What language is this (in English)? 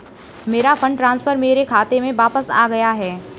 Hindi